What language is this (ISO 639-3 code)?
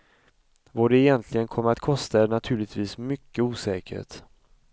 swe